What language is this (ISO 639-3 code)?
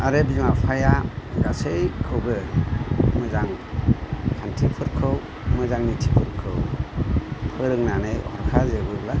brx